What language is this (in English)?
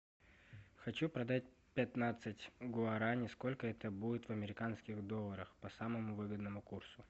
Russian